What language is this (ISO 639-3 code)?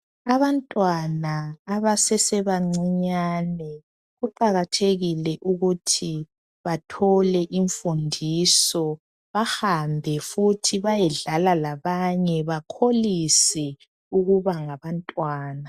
nde